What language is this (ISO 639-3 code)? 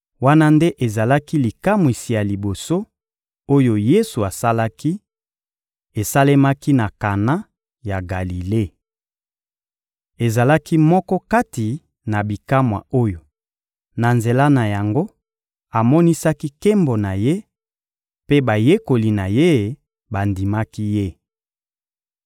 lin